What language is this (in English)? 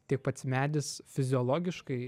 Lithuanian